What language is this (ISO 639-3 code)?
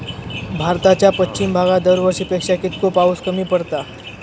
mar